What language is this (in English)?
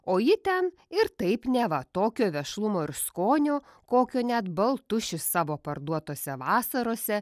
Lithuanian